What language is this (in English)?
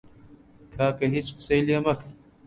Central Kurdish